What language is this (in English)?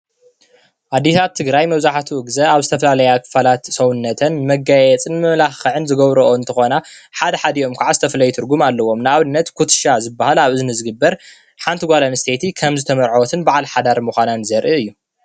Tigrinya